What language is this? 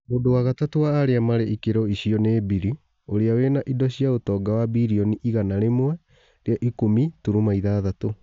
Kikuyu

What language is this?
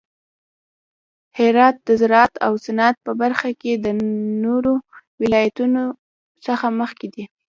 Pashto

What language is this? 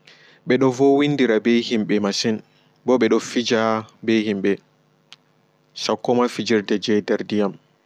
Fula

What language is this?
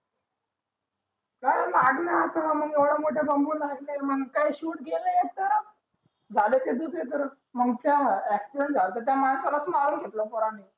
Marathi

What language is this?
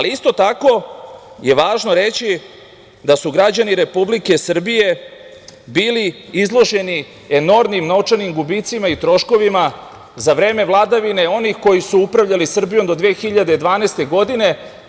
Serbian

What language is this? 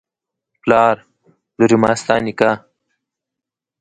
Pashto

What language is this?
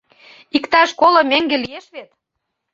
Mari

